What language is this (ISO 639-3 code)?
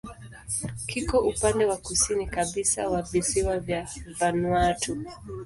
swa